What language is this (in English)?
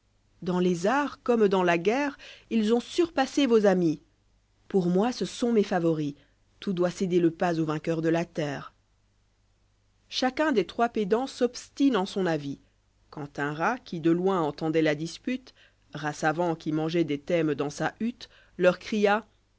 French